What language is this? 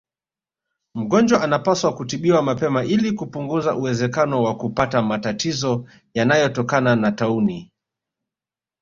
Swahili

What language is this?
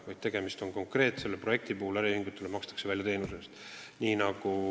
Estonian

